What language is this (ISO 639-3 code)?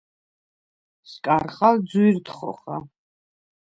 sva